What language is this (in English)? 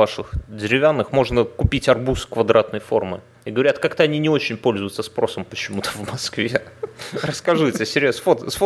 Russian